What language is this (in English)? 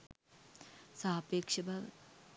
Sinhala